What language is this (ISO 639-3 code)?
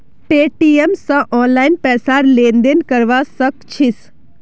mag